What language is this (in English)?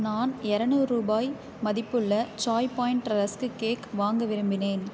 Tamil